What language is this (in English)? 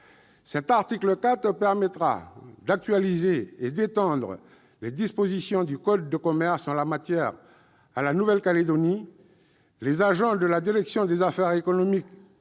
French